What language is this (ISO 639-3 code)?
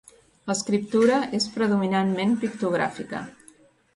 cat